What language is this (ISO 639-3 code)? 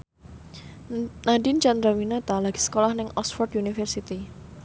jav